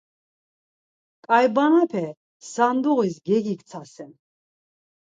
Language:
Laz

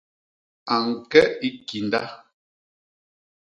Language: Basaa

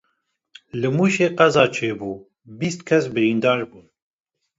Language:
Kurdish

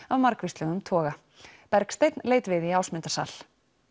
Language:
Icelandic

